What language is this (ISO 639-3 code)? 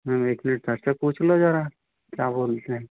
hin